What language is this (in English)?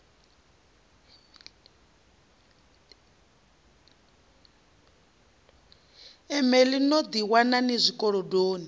Venda